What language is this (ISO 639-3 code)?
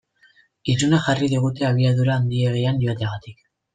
eus